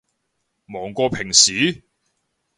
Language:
Cantonese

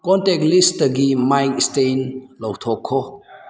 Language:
Manipuri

